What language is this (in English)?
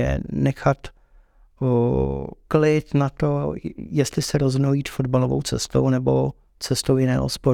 Czech